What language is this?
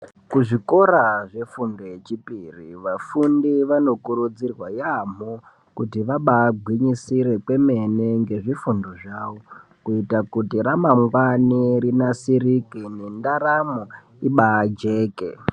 Ndau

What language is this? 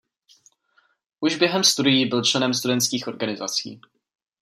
Czech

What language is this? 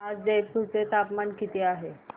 Marathi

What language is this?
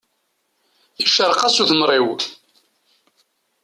Kabyle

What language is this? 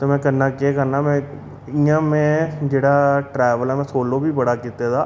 Dogri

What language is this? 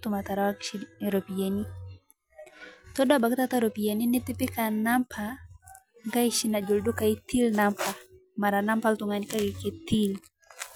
Masai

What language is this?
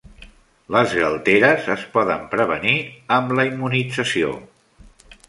Catalan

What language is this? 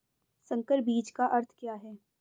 Hindi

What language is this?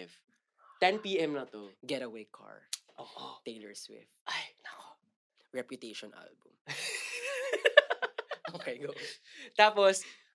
Filipino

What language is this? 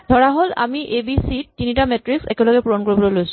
Assamese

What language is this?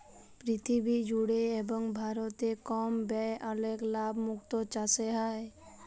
Bangla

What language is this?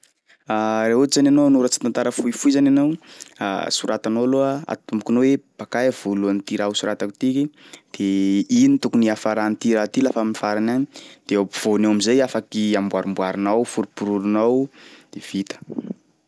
Sakalava Malagasy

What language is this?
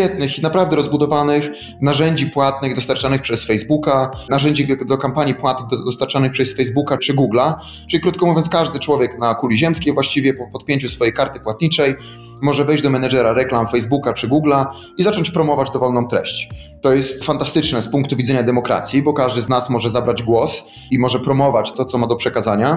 Polish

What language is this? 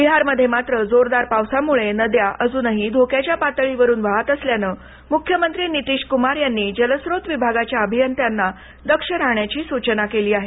Marathi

